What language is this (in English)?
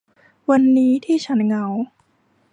Thai